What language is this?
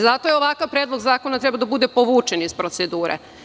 Serbian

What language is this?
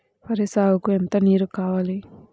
Telugu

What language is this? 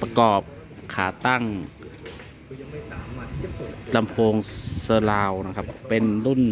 Thai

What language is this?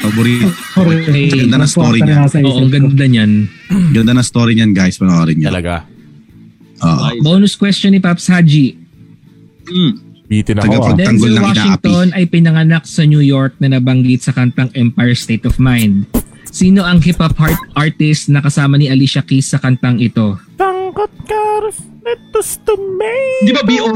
Filipino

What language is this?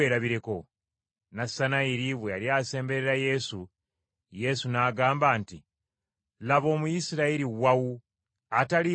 Ganda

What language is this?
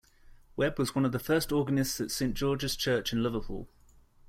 English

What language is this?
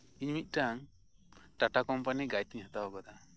Santali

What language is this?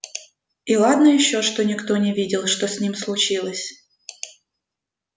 Russian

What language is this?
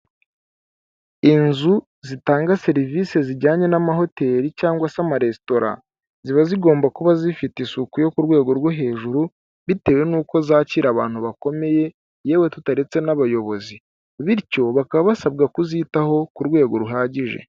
Kinyarwanda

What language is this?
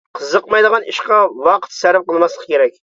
Uyghur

